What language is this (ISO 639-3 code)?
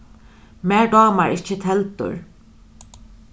fao